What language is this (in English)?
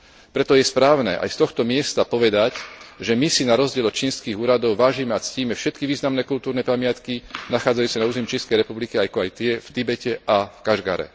Slovak